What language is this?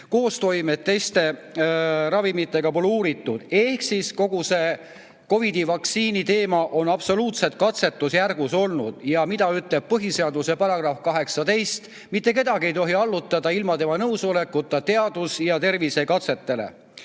Estonian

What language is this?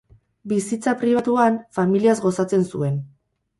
Basque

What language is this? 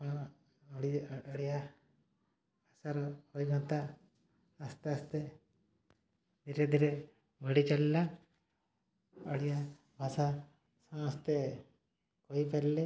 Odia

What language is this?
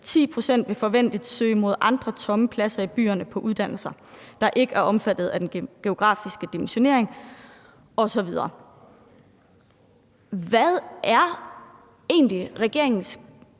Danish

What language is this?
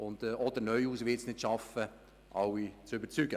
Swiss German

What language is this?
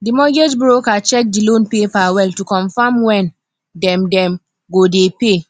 Nigerian Pidgin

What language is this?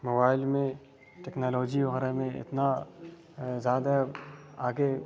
Urdu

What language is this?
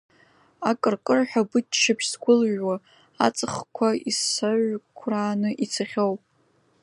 Abkhazian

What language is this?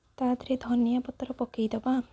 Odia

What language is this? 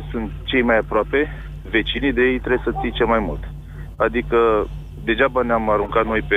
Romanian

